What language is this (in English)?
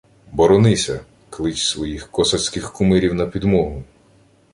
Ukrainian